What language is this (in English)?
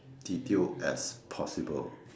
English